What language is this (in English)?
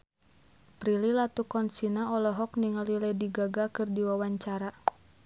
Sundanese